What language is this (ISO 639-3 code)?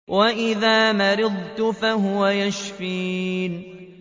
ara